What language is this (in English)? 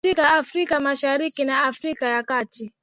Swahili